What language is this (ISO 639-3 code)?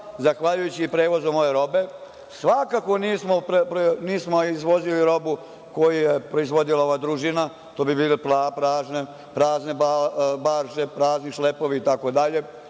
srp